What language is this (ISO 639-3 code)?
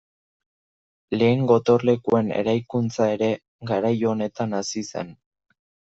eus